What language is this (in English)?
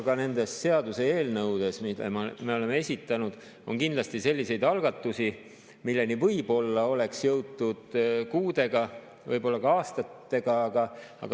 Estonian